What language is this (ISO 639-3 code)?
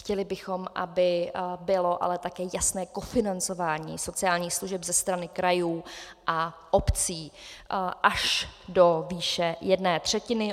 ces